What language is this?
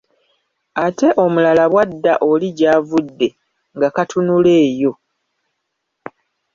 Ganda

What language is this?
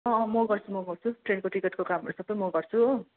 Nepali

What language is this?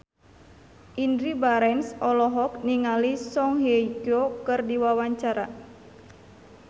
Sundanese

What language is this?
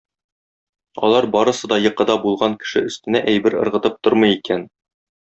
Tatar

